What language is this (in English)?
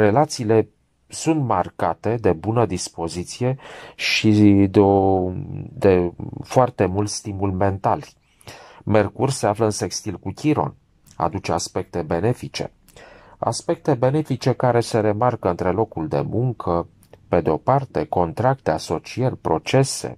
Romanian